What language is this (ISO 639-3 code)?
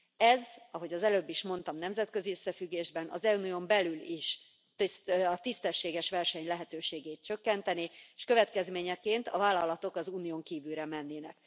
hun